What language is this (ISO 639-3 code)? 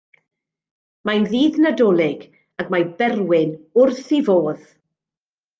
cym